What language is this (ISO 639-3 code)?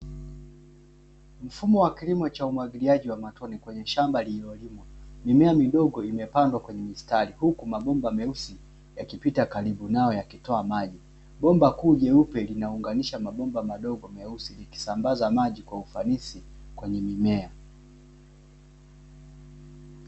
swa